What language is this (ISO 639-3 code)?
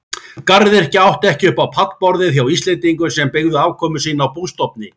isl